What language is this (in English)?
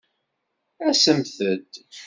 Kabyle